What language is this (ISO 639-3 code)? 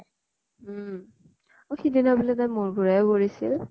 asm